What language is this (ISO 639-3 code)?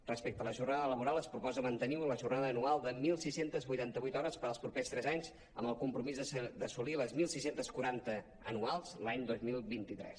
cat